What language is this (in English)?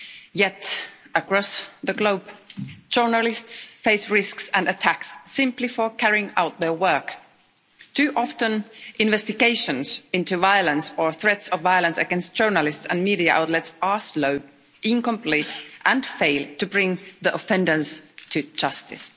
English